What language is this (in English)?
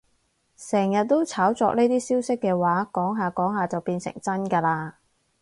Cantonese